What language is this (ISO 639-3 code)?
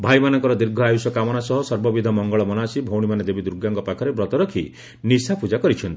ori